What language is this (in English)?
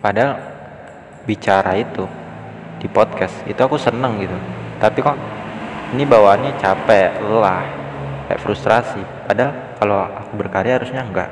Indonesian